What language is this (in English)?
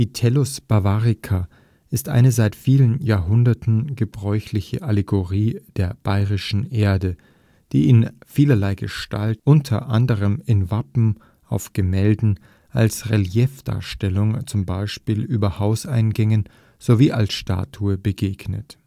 German